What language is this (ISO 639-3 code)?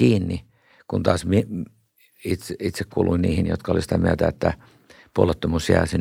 fin